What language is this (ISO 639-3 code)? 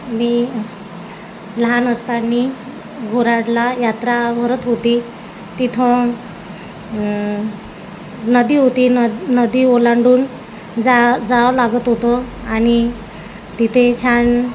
mar